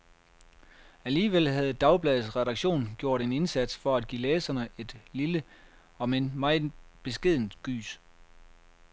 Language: Danish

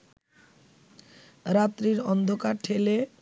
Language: Bangla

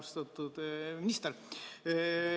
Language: Estonian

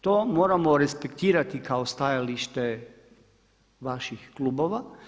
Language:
Croatian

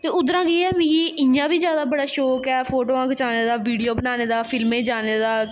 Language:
Dogri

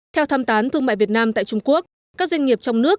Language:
Vietnamese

